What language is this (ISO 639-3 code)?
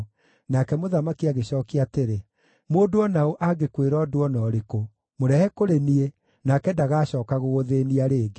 kik